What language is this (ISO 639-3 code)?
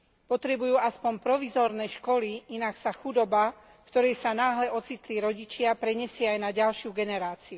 slk